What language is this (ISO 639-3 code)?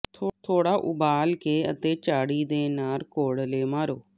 pan